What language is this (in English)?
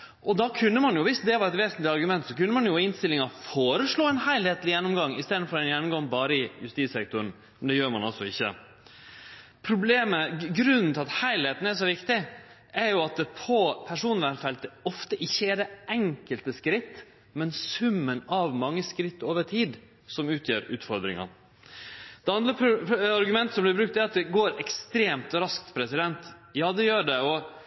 Norwegian Nynorsk